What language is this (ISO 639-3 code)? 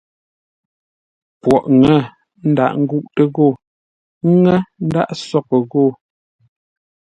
nla